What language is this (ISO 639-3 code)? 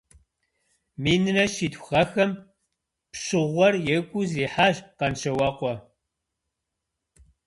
kbd